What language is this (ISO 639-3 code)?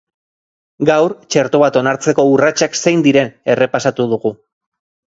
eus